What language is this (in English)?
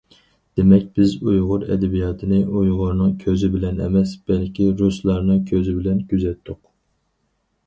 Uyghur